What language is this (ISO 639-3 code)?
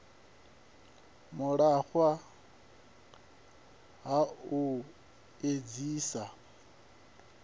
ven